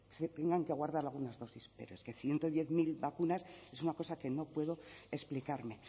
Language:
Spanish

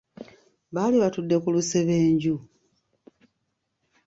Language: Ganda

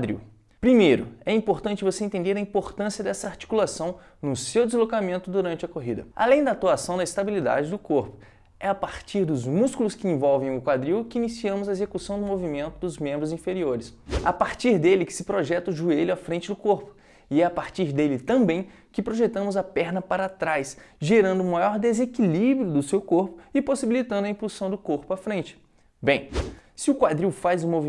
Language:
Portuguese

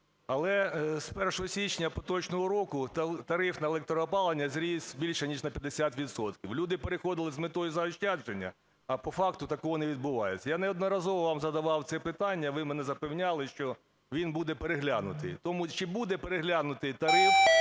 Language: Ukrainian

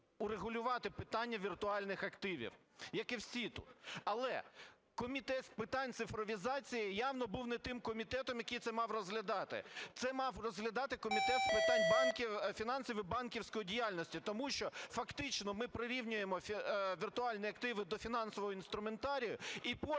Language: Ukrainian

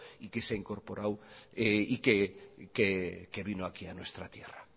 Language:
Spanish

